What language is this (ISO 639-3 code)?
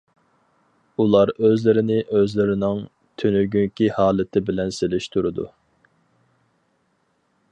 uig